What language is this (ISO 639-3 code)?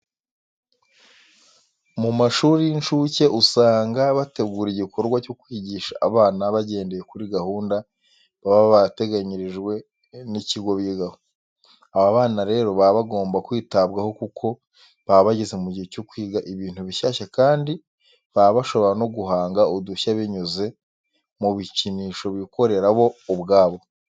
kin